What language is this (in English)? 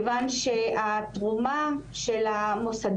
Hebrew